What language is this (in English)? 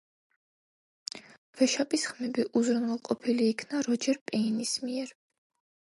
Georgian